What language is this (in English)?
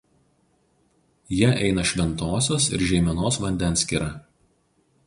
Lithuanian